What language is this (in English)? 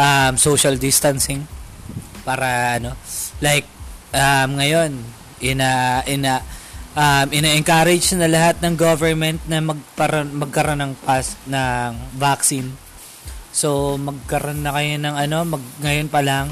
Filipino